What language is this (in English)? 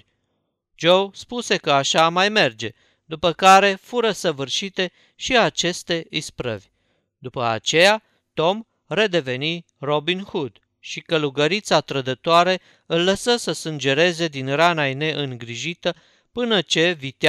Romanian